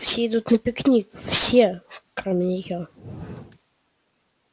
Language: Russian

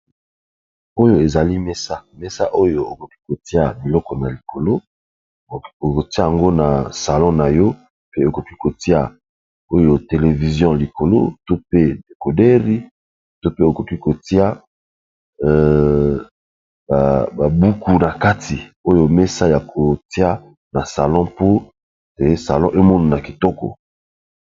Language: Lingala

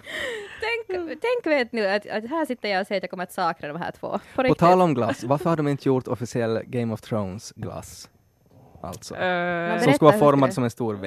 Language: Swedish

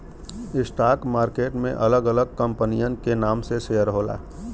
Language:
Bhojpuri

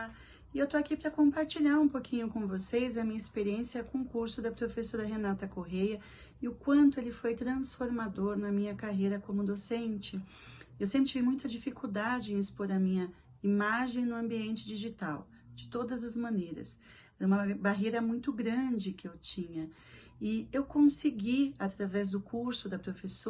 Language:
Portuguese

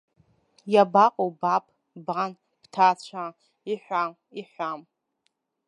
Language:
Abkhazian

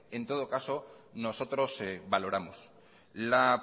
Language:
Spanish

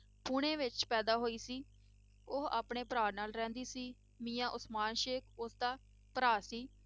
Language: Punjabi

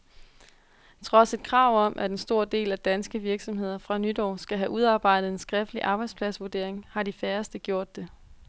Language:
Danish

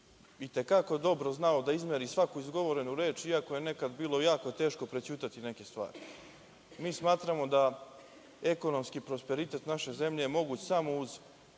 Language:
Serbian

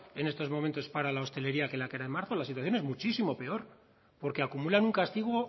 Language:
Spanish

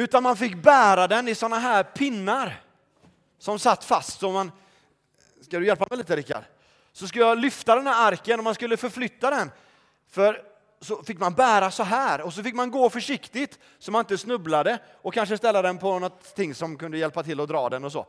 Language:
Swedish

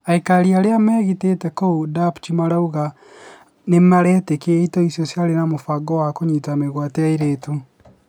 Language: Kikuyu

